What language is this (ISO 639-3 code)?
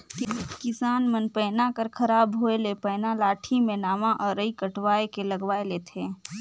hne